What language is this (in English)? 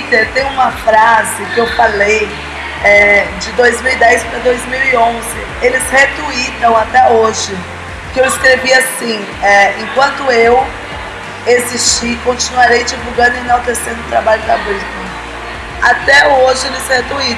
Portuguese